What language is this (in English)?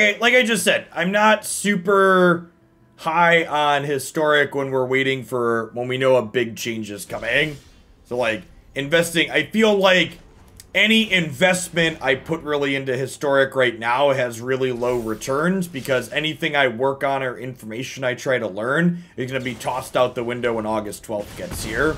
English